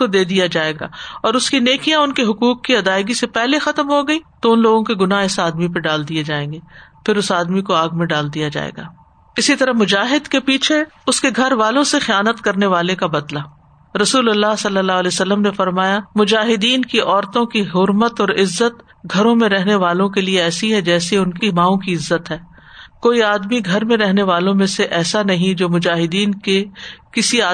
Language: Urdu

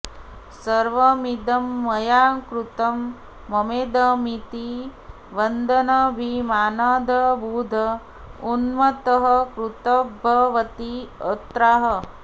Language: Sanskrit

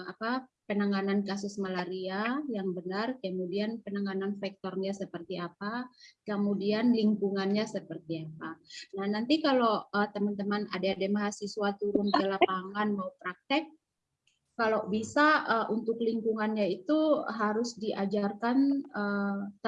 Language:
Indonesian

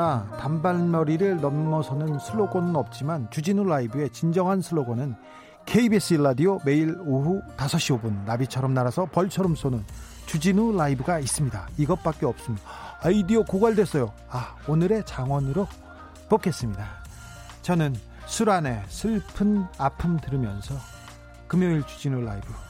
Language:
Korean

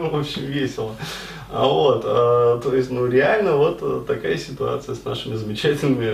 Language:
Russian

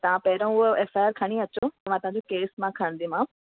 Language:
Sindhi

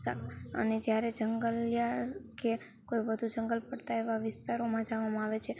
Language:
Gujarati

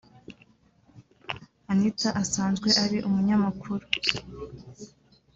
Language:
Kinyarwanda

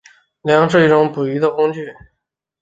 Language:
Chinese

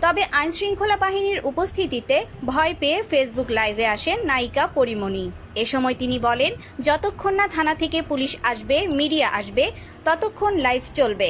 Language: Bangla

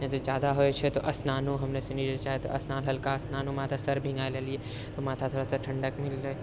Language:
Maithili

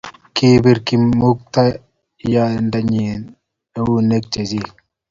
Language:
Kalenjin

